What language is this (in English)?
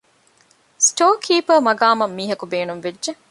Divehi